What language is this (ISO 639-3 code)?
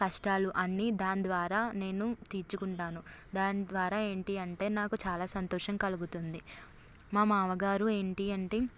tel